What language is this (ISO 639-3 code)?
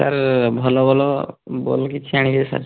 ori